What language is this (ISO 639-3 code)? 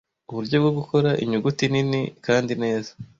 kin